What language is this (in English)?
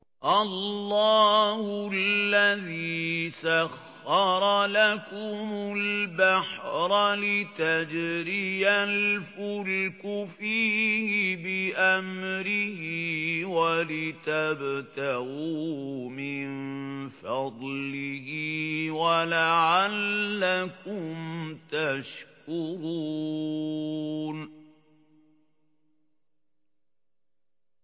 Arabic